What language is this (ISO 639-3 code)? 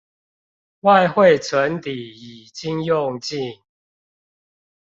zho